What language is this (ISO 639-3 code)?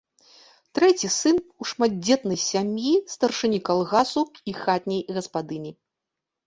bel